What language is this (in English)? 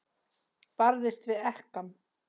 Icelandic